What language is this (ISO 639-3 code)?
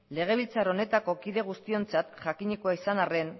eus